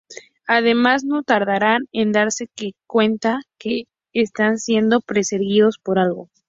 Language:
Spanish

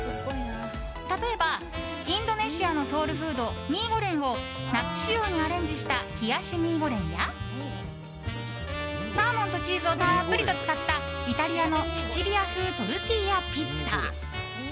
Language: Japanese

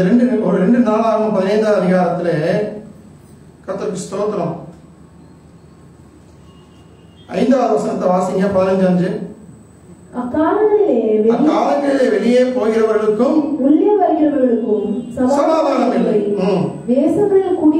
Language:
Indonesian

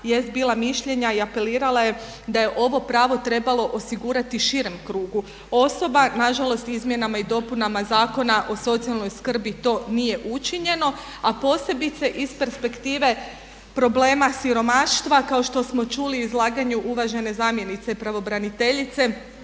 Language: Croatian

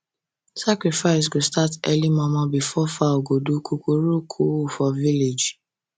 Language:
Nigerian Pidgin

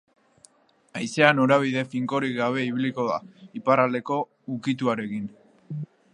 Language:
Basque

